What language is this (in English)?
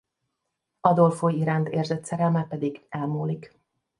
Hungarian